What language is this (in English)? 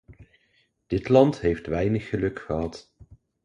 Dutch